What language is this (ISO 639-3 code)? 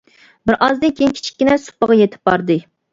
uig